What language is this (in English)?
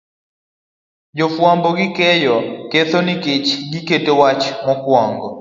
Luo (Kenya and Tanzania)